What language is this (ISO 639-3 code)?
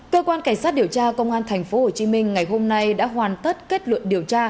vie